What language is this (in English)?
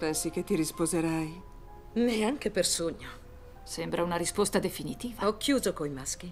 Italian